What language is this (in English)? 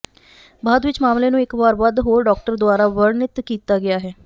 Punjabi